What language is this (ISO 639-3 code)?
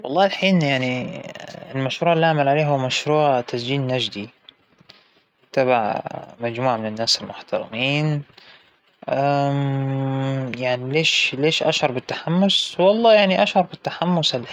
acw